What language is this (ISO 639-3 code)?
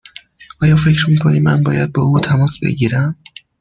fas